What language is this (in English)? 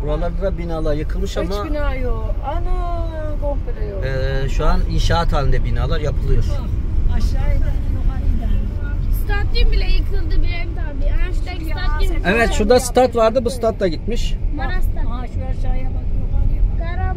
Turkish